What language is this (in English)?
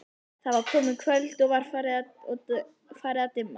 Icelandic